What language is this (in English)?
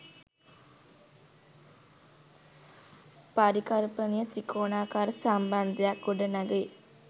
Sinhala